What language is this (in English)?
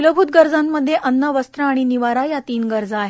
Marathi